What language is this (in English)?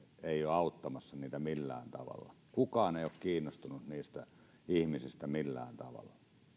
Finnish